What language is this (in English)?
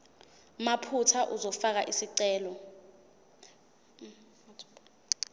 Zulu